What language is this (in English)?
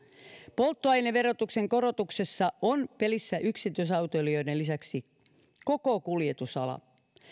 Finnish